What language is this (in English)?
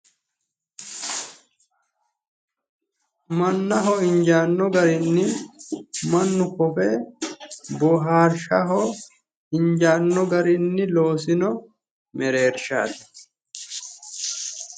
Sidamo